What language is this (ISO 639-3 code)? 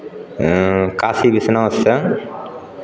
mai